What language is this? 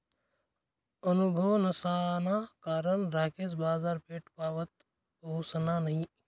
Marathi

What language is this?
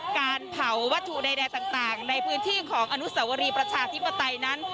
Thai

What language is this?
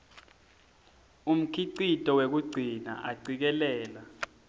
Swati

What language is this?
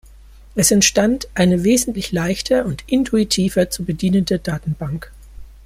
German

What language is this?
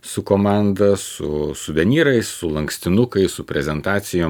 Lithuanian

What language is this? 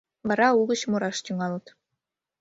Mari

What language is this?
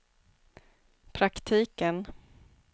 Swedish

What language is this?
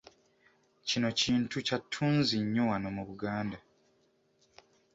Ganda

